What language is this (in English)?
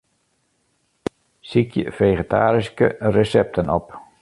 Western Frisian